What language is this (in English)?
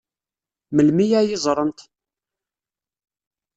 Kabyle